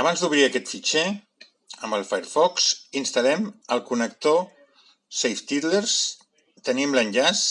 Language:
Catalan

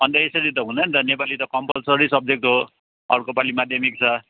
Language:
Nepali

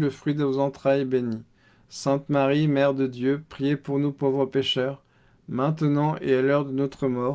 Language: French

